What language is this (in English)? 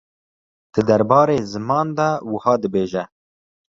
Kurdish